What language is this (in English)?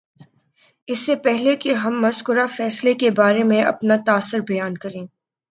Urdu